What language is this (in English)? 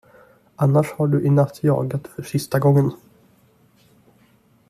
Swedish